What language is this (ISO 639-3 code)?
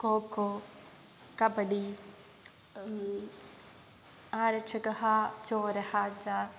san